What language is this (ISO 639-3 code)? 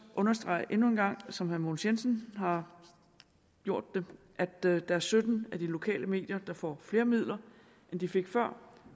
dan